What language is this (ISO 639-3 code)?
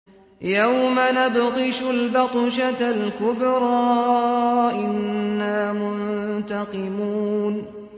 ara